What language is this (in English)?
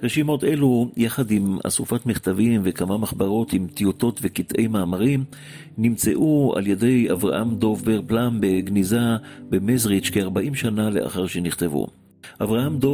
Hebrew